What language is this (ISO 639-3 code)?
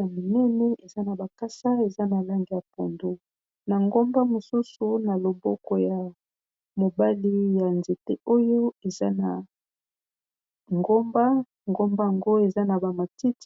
lin